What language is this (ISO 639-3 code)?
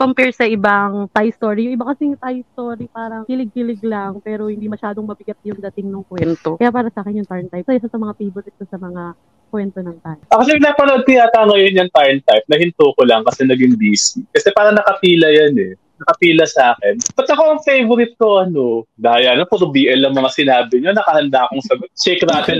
fil